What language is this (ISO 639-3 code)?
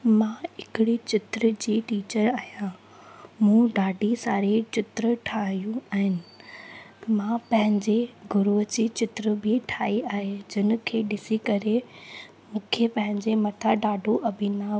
snd